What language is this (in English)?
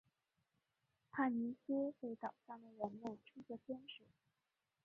Chinese